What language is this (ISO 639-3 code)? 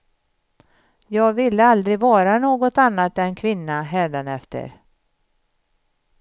swe